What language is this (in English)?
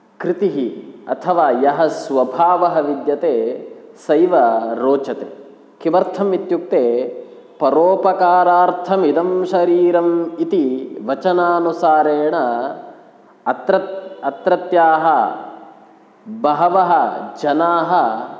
Sanskrit